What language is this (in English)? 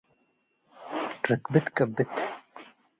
Tigre